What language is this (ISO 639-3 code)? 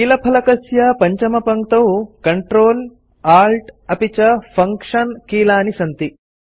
san